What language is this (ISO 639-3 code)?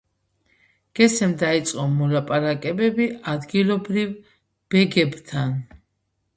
kat